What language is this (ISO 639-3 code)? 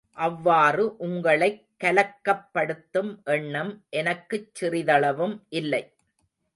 tam